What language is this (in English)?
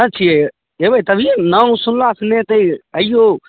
Maithili